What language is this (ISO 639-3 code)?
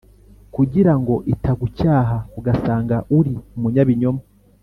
kin